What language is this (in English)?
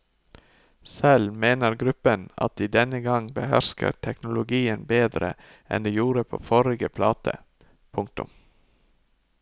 Norwegian